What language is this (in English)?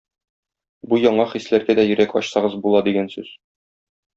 Tatar